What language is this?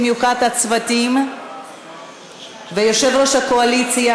Hebrew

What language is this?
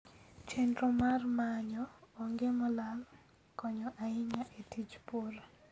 Luo (Kenya and Tanzania)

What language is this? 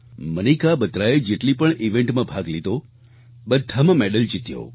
Gujarati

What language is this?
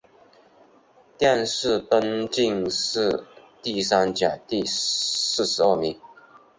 Chinese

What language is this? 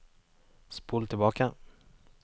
Norwegian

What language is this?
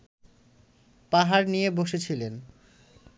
Bangla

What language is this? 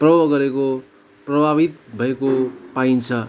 Nepali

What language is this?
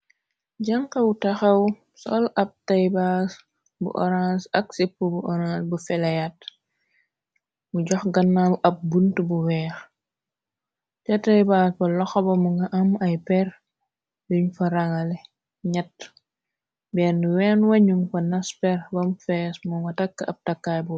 Wolof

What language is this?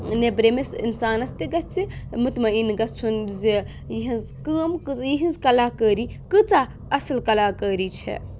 Kashmiri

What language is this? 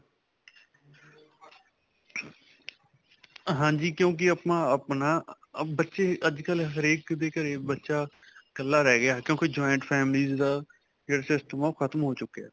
Punjabi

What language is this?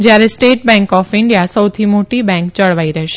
Gujarati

